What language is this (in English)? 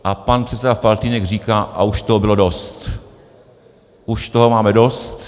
Czech